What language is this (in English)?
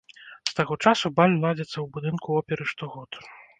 Belarusian